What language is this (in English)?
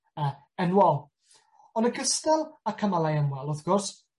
Welsh